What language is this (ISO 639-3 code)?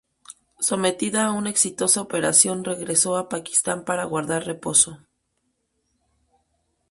spa